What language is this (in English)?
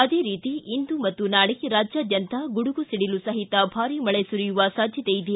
Kannada